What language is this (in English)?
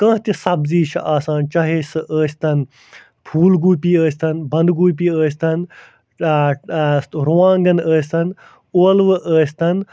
Kashmiri